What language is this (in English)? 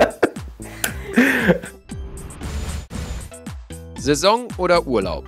German